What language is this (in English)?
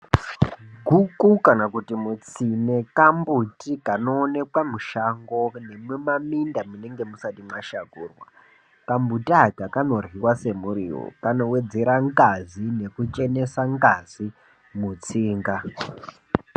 Ndau